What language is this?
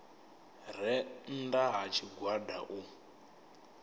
Venda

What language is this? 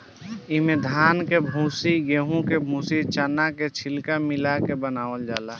Bhojpuri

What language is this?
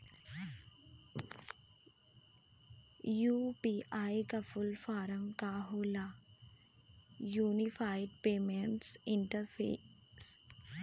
Bhojpuri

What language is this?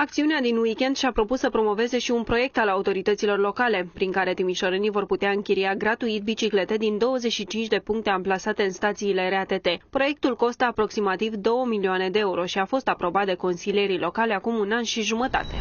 Romanian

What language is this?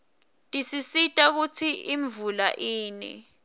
Swati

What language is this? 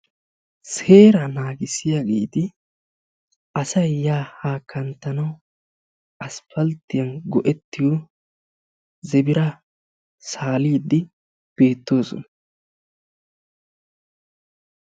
Wolaytta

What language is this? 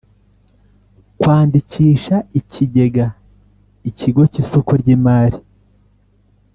Kinyarwanda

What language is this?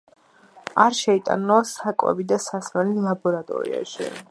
Georgian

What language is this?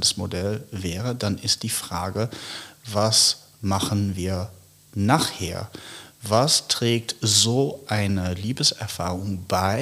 German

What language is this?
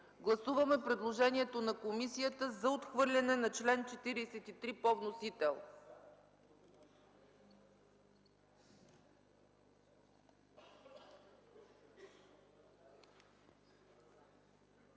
Bulgarian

